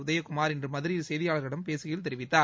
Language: Tamil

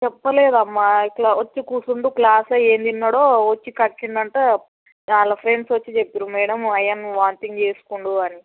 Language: Telugu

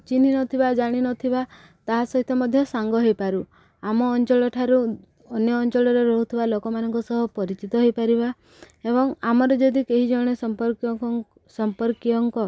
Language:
Odia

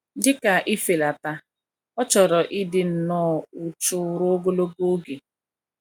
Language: Igbo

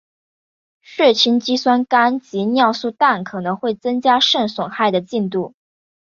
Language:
Chinese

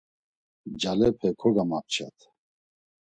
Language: Laz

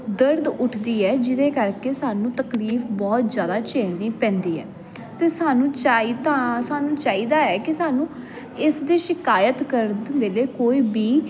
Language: Punjabi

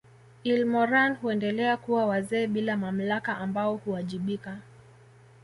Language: Swahili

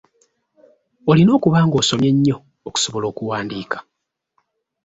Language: Ganda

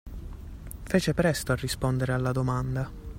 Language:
Italian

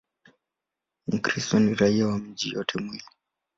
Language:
Swahili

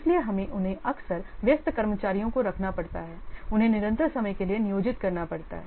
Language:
Hindi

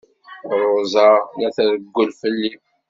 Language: Kabyle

